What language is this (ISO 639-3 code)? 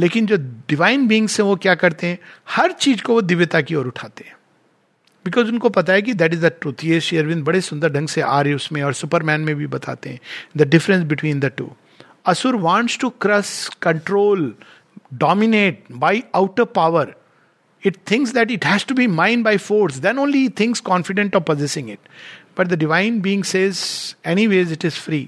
hin